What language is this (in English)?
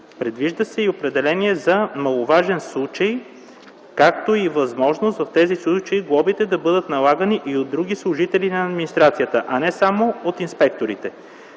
Bulgarian